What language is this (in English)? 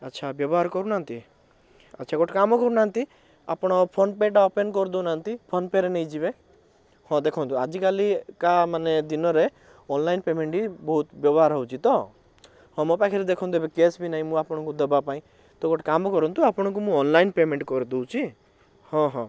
Odia